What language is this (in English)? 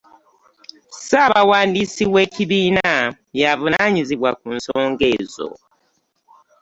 Ganda